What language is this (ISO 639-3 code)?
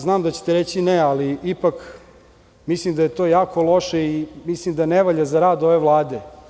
srp